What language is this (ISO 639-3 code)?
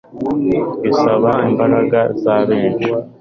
kin